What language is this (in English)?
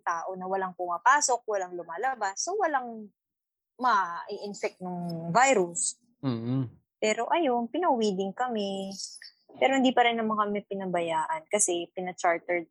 Filipino